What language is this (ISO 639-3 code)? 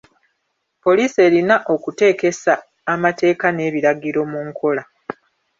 lug